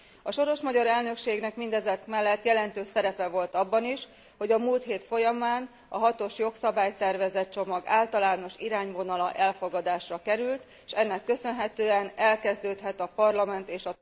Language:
Hungarian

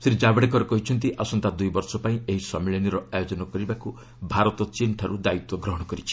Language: Odia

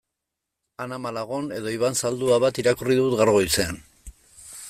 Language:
Basque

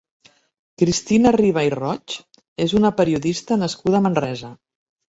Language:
Catalan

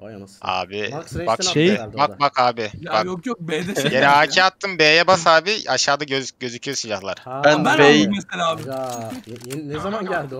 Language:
Turkish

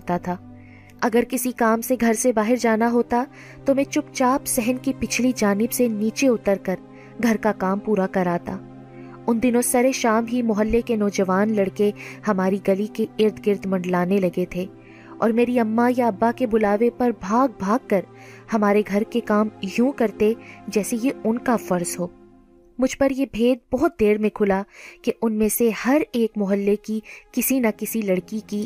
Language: Urdu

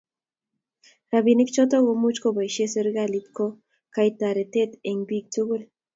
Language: Kalenjin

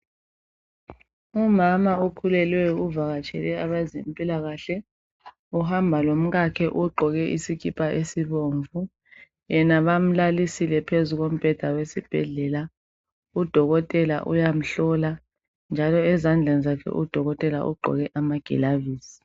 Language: North Ndebele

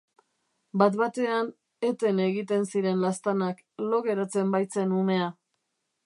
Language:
Basque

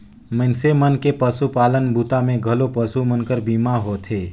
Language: Chhattisgarhi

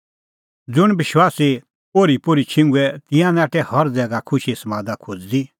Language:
Kullu Pahari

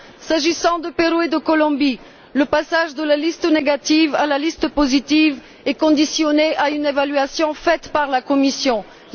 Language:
French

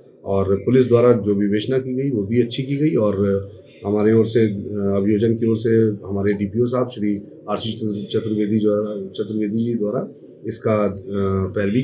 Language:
Hindi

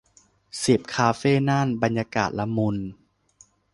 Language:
Thai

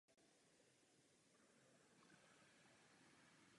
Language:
Czech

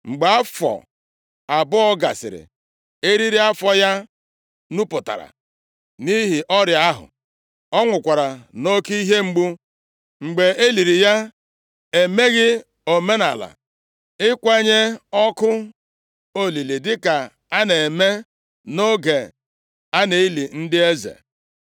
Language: Igbo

